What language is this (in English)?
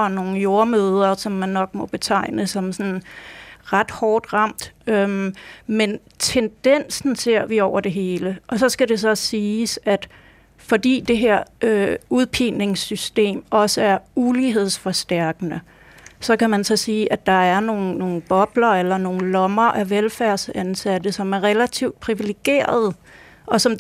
Danish